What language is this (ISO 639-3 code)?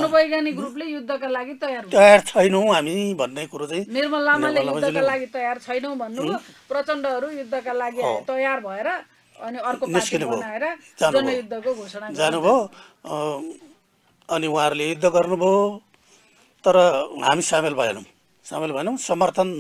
ara